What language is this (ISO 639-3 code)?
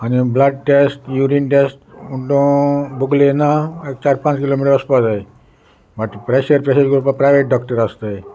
kok